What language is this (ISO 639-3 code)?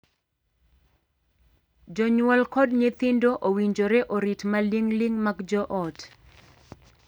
luo